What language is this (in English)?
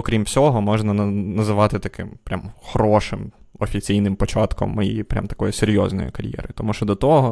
Ukrainian